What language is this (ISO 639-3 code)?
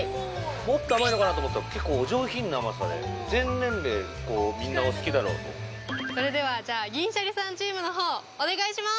jpn